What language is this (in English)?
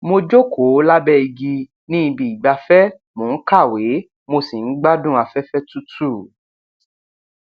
Yoruba